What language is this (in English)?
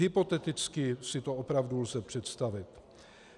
Czech